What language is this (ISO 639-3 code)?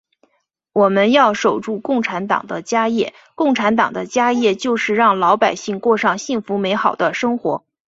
zho